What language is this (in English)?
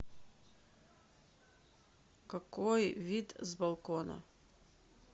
Russian